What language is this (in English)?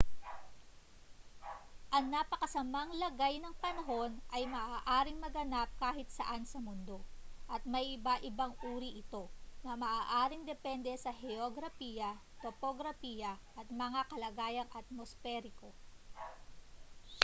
Filipino